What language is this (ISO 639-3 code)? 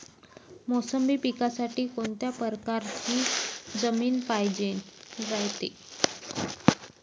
mar